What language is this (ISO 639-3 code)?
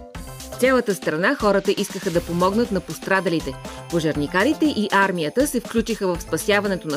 bul